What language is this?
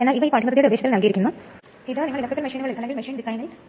Malayalam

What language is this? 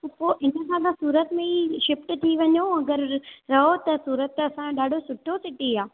Sindhi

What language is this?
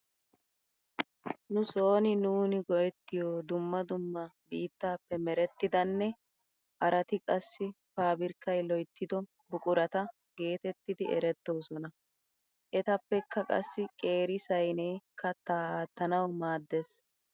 Wolaytta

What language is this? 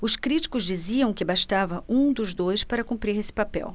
Portuguese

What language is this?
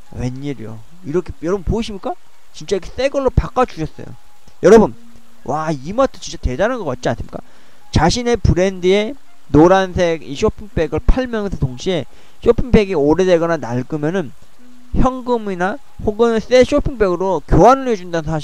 Korean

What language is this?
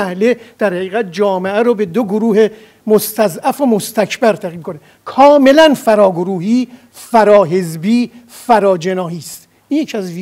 Persian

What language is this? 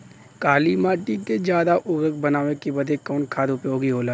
Bhojpuri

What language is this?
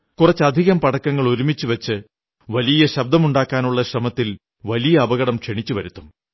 Malayalam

